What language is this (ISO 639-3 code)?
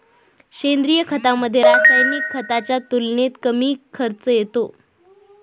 mar